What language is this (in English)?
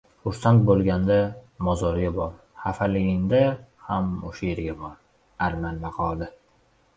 Uzbek